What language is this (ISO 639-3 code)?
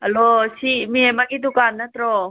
mni